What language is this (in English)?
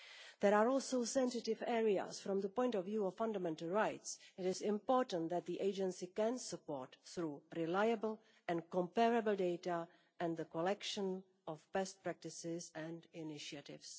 English